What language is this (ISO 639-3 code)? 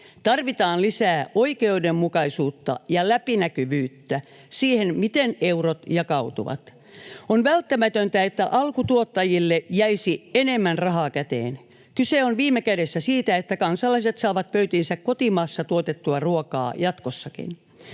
fin